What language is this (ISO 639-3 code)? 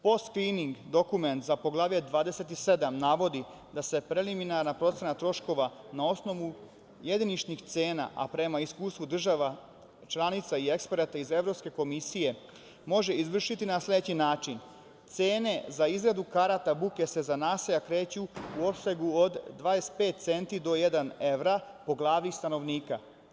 srp